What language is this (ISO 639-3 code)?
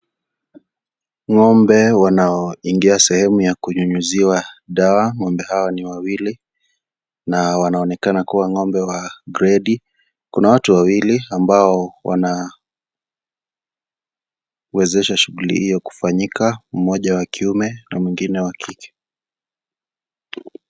swa